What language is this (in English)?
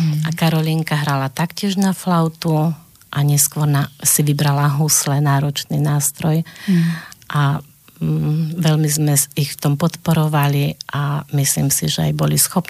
Slovak